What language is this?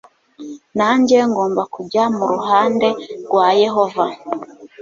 Kinyarwanda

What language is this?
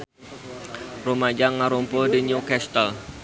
Sundanese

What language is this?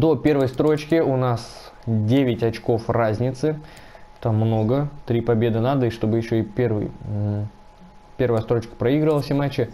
Russian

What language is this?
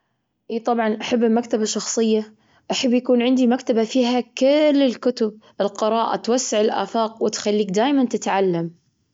Gulf Arabic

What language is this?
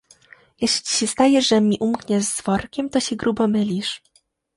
Polish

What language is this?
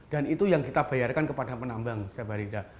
Indonesian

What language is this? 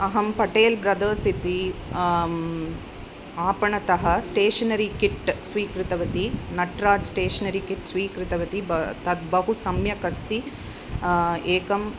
Sanskrit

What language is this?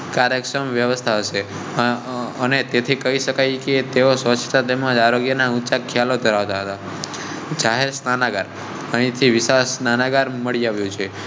Gujarati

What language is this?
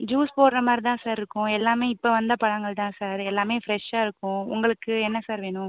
Tamil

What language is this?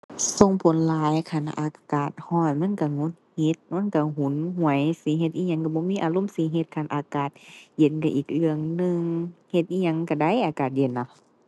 Thai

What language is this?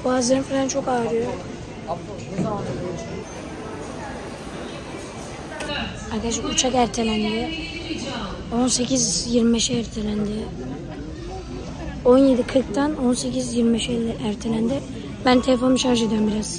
Turkish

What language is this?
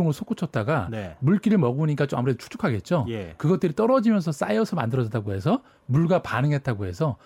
Korean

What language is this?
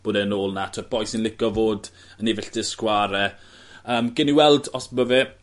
Welsh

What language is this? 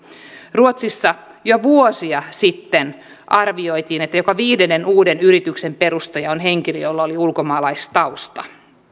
Finnish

